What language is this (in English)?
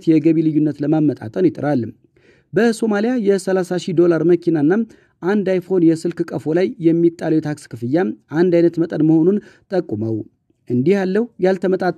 Arabic